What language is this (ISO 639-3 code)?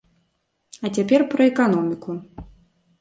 bel